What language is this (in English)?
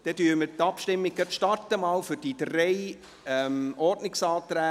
Swiss German